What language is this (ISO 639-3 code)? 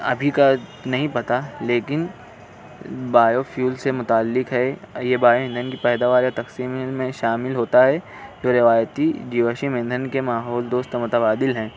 urd